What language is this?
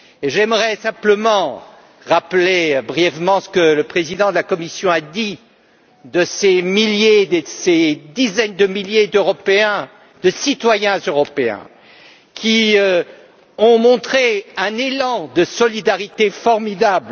French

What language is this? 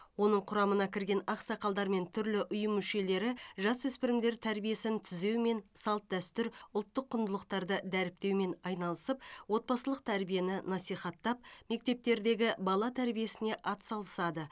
Kazakh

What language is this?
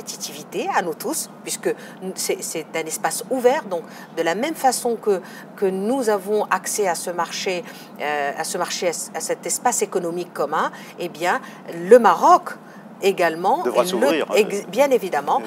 French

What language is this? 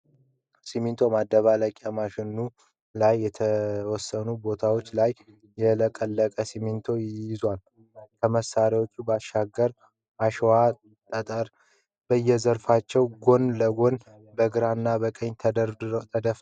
Amharic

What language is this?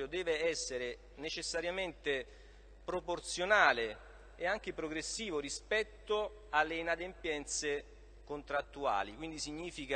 Italian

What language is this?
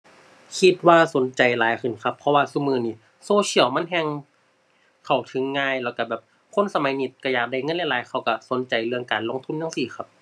Thai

